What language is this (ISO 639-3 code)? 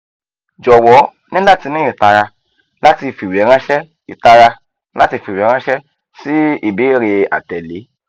yor